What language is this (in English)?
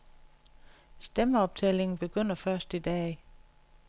Danish